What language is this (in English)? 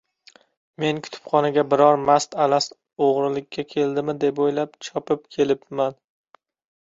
Uzbek